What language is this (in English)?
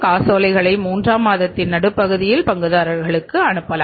Tamil